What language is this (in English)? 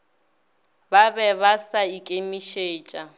Northern Sotho